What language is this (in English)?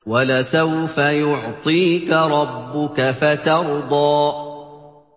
Arabic